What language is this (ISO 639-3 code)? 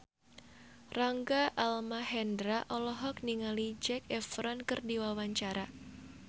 sun